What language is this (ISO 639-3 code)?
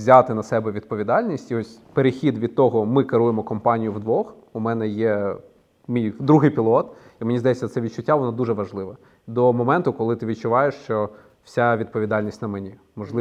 ukr